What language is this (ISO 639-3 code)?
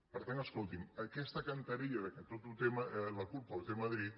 cat